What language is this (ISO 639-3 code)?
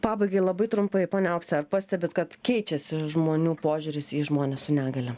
lit